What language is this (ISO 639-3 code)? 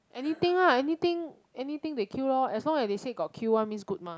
eng